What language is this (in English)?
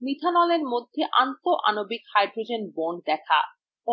Bangla